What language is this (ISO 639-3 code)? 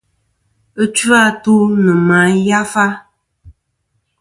bkm